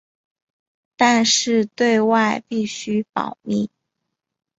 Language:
Chinese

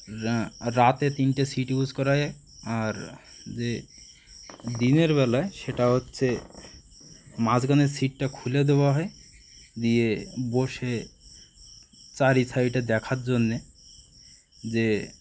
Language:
Bangla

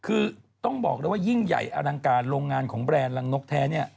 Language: Thai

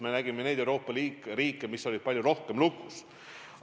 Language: Estonian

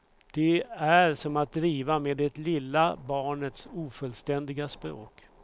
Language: Swedish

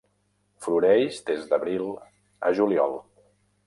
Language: Catalan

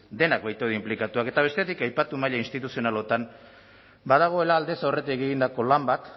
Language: Basque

